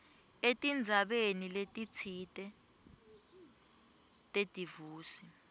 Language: Swati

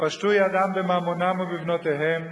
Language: Hebrew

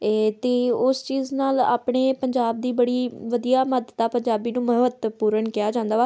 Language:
Punjabi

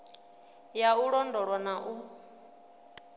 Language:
Venda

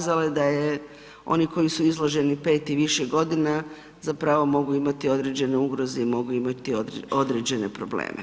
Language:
Croatian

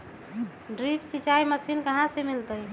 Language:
Magahi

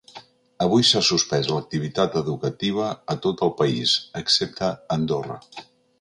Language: Catalan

